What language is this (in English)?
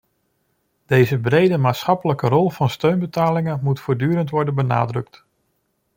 Dutch